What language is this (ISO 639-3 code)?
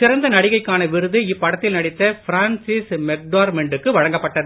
tam